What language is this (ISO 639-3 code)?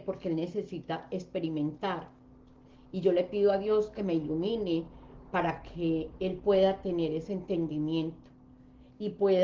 spa